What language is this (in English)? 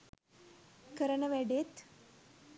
Sinhala